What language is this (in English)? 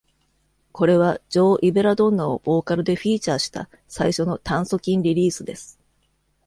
Japanese